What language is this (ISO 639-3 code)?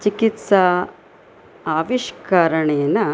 san